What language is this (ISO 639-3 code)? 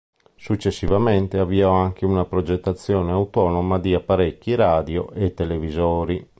ita